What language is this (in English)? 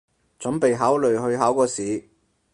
Cantonese